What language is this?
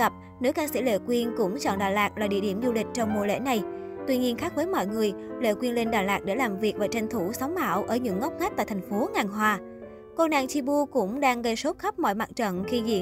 Vietnamese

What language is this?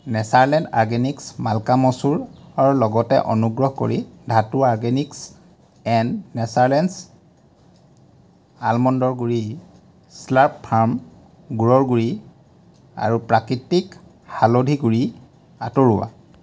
Assamese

